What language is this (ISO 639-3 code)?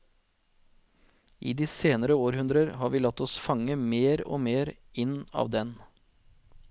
nor